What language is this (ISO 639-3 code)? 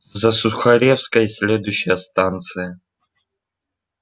rus